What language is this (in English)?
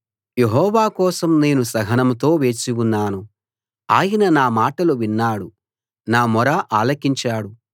Telugu